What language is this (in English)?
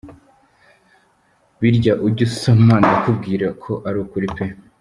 Kinyarwanda